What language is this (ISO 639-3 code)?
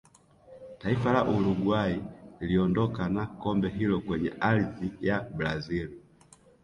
swa